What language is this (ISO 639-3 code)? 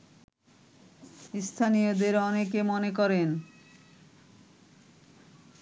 ben